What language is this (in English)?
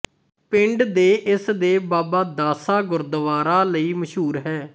Punjabi